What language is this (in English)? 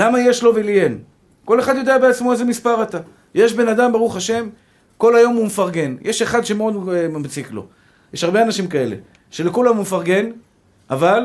Hebrew